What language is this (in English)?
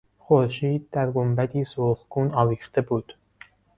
Persian